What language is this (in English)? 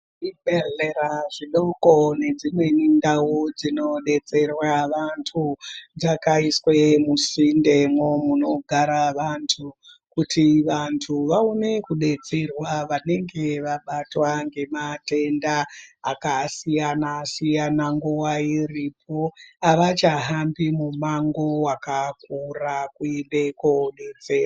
Ndau